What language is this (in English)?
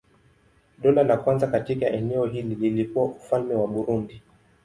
Swahili